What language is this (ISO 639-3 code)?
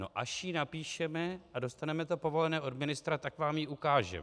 ces